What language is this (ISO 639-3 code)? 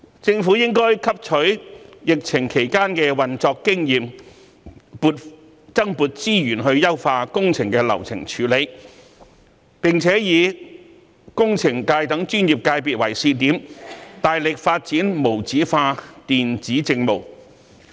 yue